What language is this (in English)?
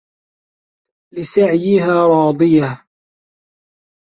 Arabic